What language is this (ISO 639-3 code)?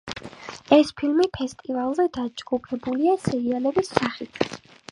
kat